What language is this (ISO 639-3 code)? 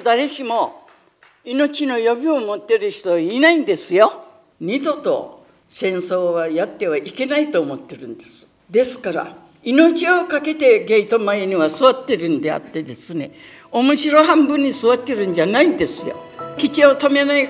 jpn